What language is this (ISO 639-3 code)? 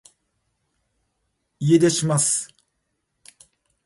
jpn